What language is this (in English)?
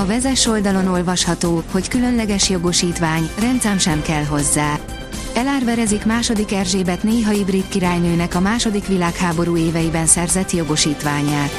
Hungarian